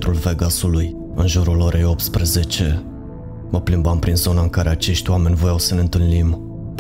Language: Romanian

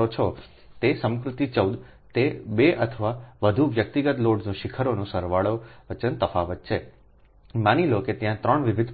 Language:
Gujarati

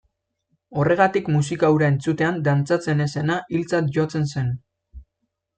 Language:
Basque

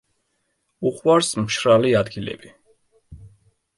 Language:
Georgian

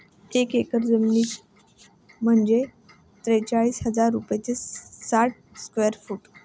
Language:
Marathi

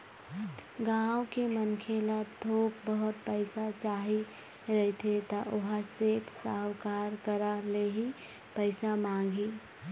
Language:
Chhattisgarhi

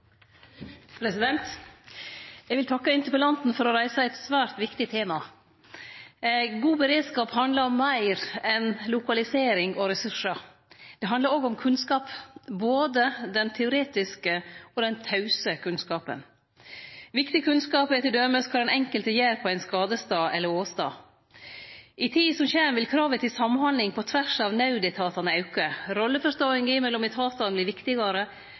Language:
Norwegian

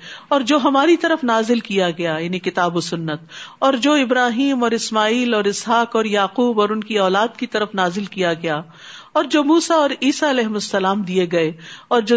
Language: Urdu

